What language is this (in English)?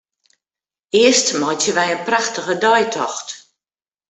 Western Frisian